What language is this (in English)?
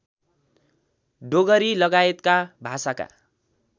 Nepali